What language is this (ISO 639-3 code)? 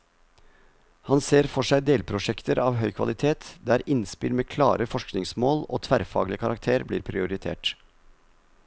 nor